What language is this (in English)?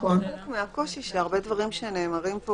Hebrew